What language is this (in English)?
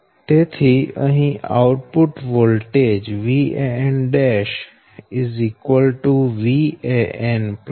Gujarati